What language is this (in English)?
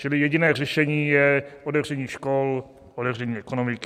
Czech